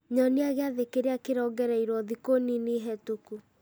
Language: Kikuyu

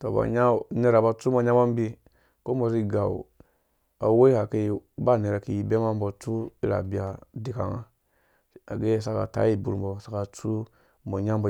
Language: Dũya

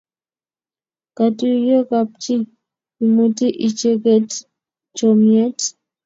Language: Kalenjin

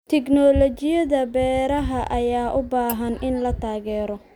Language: Somali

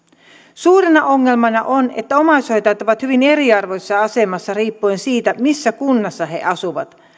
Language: Finnish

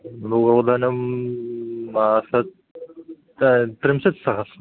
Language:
Sanskrit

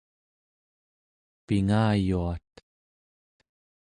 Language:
Central Yupik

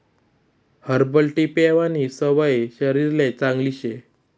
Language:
Marathi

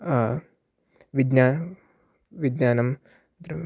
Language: Sanskrit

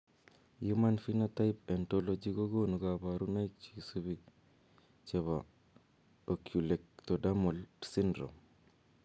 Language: Kalenjin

